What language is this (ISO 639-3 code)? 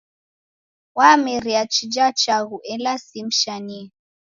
dav